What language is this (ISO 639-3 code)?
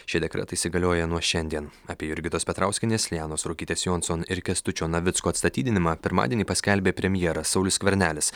lit